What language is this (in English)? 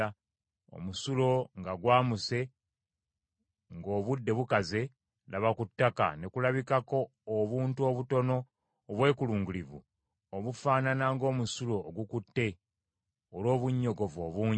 Ganda